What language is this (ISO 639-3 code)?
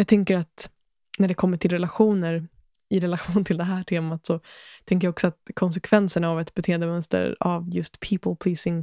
swe